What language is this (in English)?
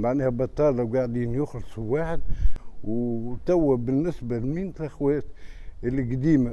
Arabic